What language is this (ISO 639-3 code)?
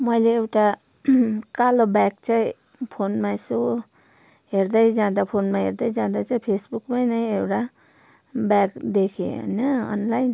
nep